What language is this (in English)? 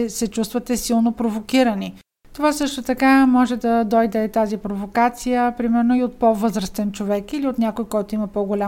Bulgarian